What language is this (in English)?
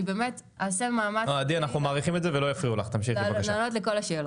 Hebrew